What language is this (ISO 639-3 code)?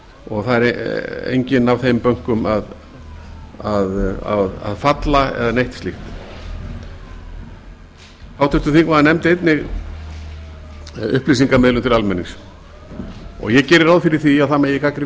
isl